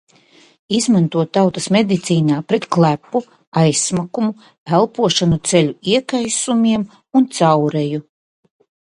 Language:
Latvian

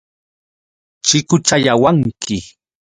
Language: Yauyos Quechua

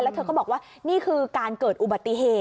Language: Thai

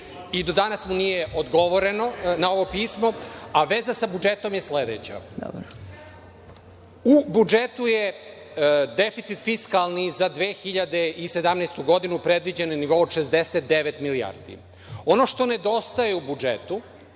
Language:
Serbian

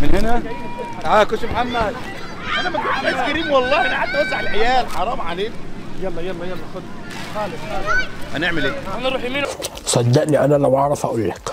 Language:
Arabic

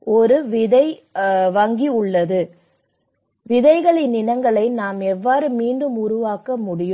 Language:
Tamil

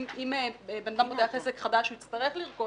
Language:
Hebrew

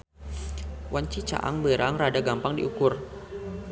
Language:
Sundanese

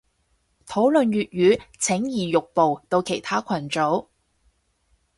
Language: Cantonese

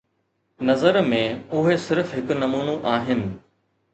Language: Sindhi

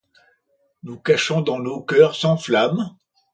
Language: French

